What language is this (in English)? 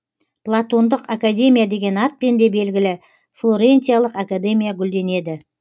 Kazakh